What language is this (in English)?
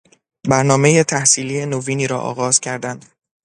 Persian